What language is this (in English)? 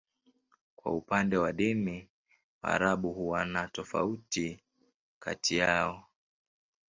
Swahili